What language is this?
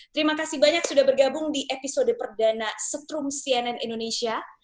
Indonesian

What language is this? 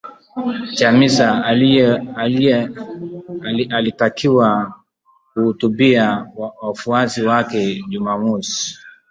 Swahili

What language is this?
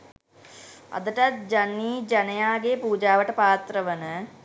Sinhala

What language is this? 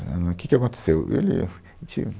Portuguese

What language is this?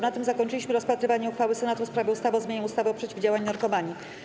Polish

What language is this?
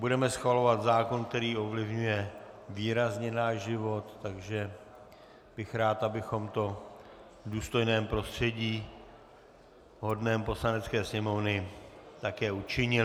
Czech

